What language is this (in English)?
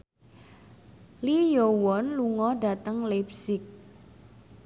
Javanese